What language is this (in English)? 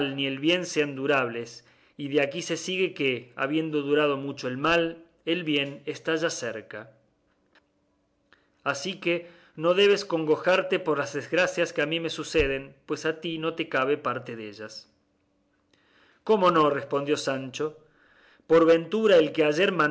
Spanish